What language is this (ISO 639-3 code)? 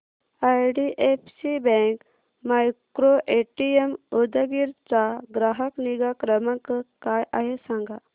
mar